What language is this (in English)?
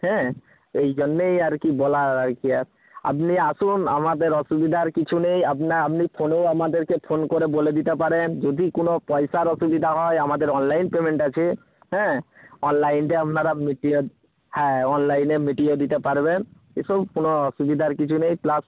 Bangla